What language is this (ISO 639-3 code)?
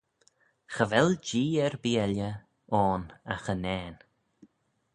glv